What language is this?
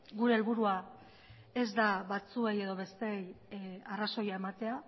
Basque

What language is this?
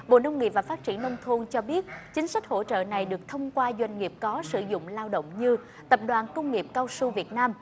Vietnamese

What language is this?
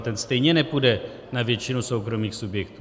Czech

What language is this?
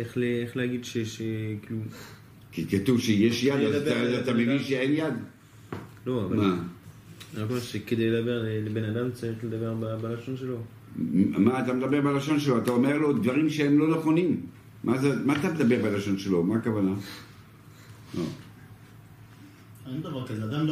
Hebrew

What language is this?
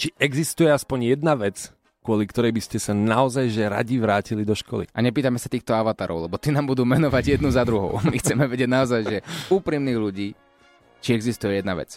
Slovak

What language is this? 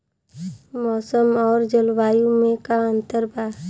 Bhojpuri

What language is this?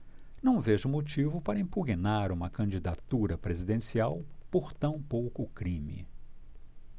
Portuguese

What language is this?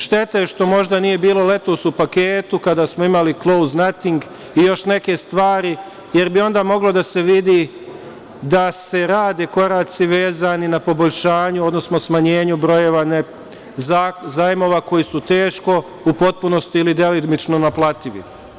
Serbian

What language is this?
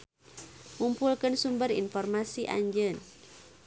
Sundanese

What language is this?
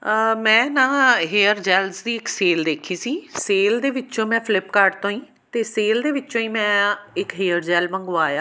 Punjabi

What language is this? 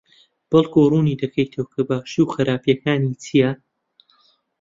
Central Kurdish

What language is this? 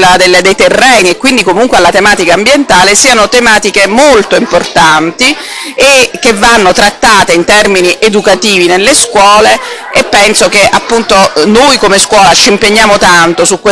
Italian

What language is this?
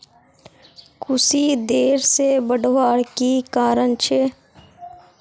Magahi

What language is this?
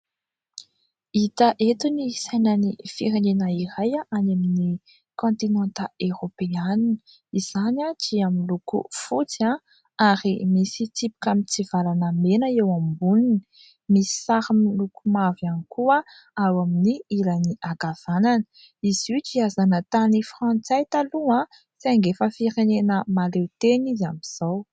Malagasy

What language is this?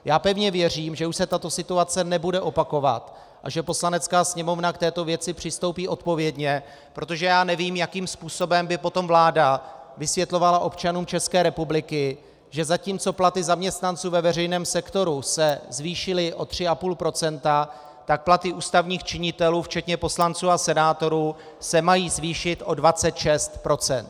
Czech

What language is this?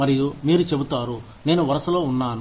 Telugu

